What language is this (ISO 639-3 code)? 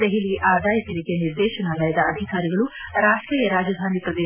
kan